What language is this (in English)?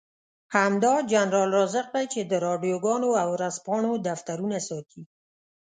Pashto